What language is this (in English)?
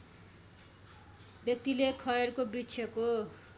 Nepali